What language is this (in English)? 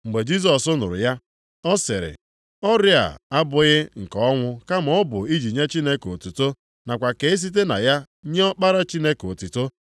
Igbo